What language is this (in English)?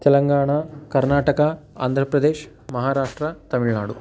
Sanskrit